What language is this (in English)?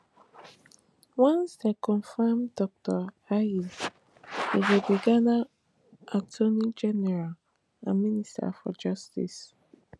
Nigerian Pidgin